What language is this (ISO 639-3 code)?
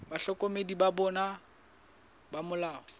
sot